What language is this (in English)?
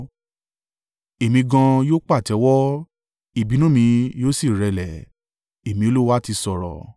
Yoruba